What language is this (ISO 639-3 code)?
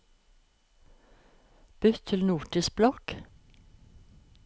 nor